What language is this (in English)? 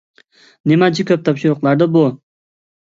Uyghur